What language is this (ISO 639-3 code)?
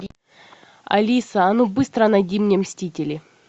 rus